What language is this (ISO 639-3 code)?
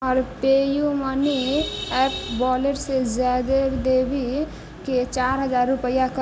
mai